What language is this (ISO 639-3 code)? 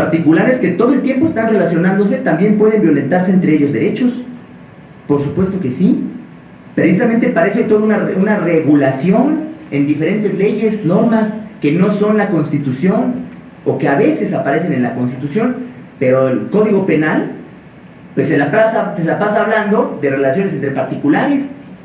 spa